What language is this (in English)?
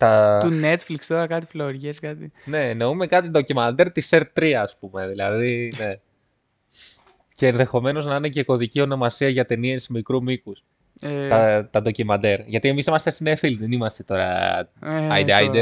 Greek